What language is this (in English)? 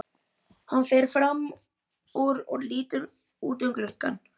Icelandic